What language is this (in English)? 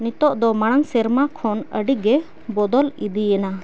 Santali